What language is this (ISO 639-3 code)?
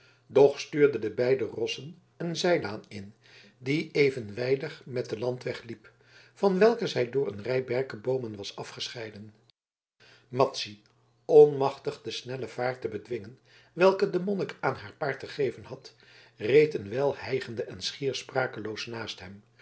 nld